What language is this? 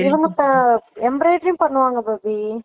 Tamil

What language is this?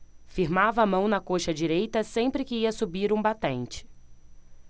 Portuguese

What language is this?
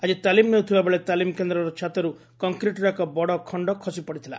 Odia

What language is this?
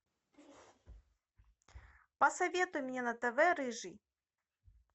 Russian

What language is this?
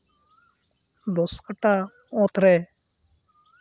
Santali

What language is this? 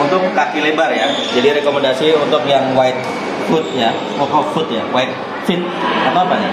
Indonesian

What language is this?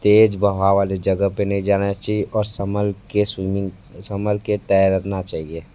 Hindi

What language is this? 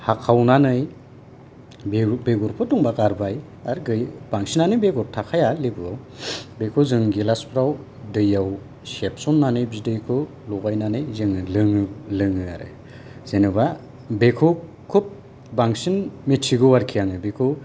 Bodo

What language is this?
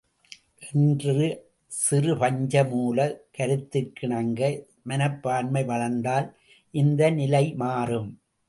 Tamil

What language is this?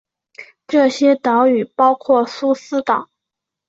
Chinese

